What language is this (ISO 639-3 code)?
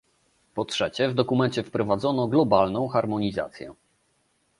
pol